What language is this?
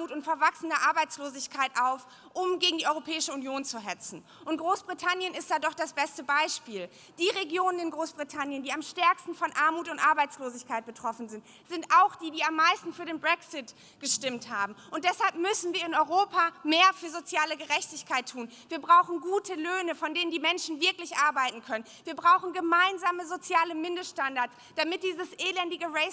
German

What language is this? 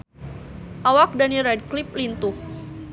Sundanese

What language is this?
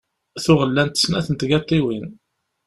Kabyle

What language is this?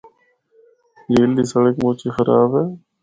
Northern Hindko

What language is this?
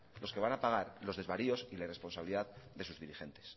Spanish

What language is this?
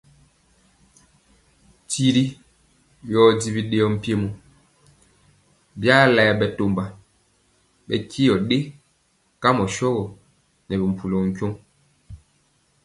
Mpiemo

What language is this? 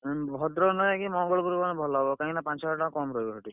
Odia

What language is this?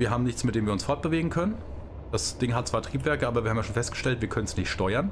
German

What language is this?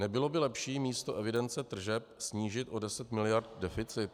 Czech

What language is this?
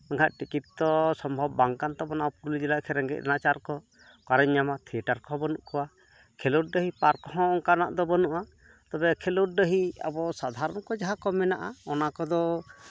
Santali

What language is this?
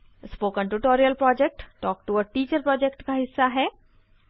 Hindi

